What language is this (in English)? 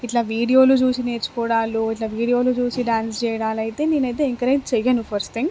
Telugu